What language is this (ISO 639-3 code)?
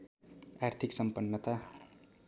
nep